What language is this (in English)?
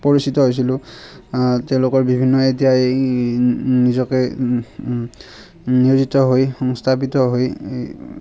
Assamese